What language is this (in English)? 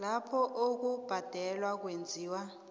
South Ndebele